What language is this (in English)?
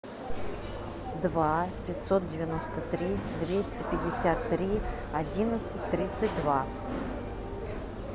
Russian